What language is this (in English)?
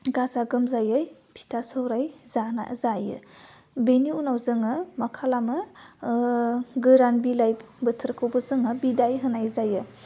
Bodo